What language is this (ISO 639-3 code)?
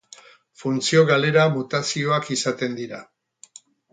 eus